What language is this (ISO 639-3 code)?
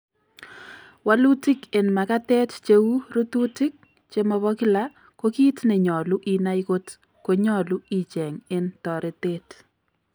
kln